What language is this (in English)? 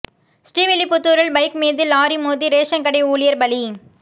Tamil